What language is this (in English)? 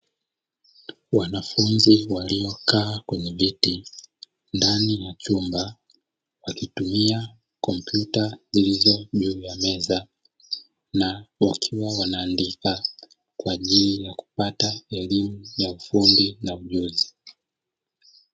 Swahili